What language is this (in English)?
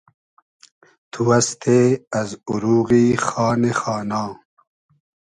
Hazaragi